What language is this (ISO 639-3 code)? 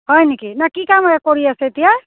asm